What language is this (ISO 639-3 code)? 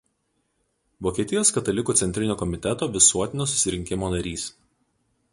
lit